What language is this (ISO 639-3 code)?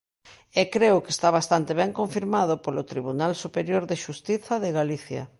glg